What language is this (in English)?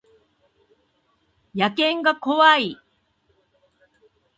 Japanese